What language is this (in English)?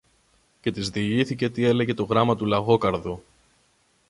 Greek